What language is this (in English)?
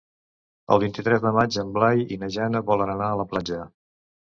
Catalan